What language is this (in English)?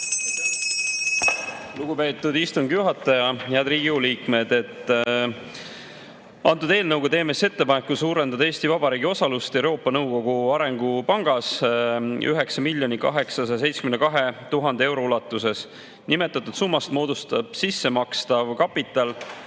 Estonian